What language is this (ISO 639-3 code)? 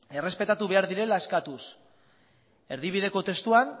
eus